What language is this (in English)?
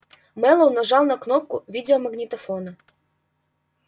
Russian